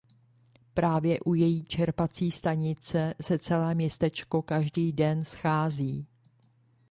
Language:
Czech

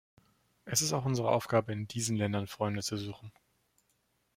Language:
German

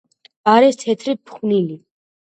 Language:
Georgian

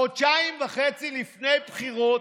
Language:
Hebrew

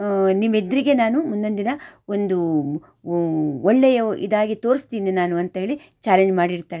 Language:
Kannada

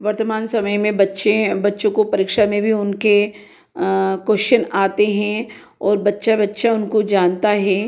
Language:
Hindi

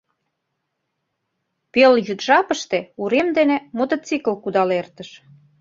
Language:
Mari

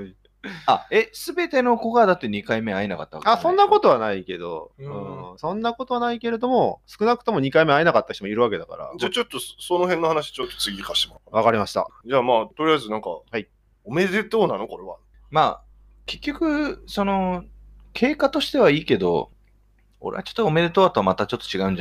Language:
Japanese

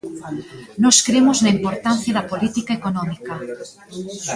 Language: Galician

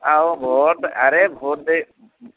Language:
Odia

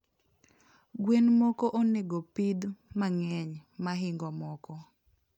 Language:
Luo (Kenya and Tanzania)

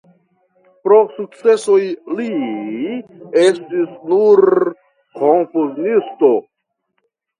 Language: Esperanto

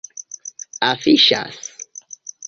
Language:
Esperanto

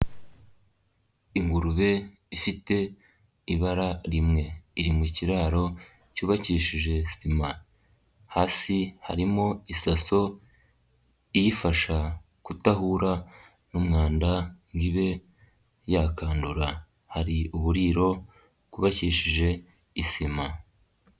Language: Kinyarwanda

